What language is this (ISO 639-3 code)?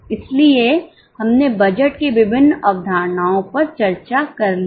hin